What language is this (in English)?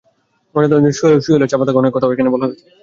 Bangla